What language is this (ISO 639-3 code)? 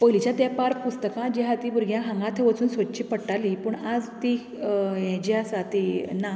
kok